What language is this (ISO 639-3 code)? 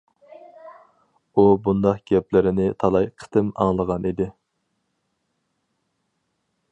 uig